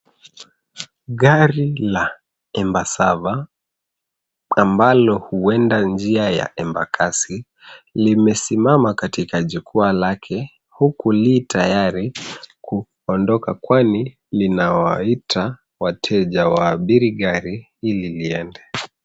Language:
Swahili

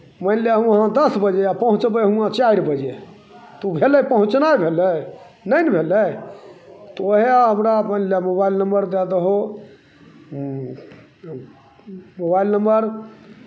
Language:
Maithili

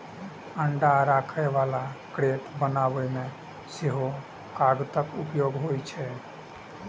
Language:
Maithili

